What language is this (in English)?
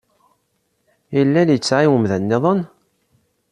Kabyle